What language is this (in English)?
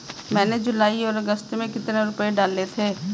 Hindi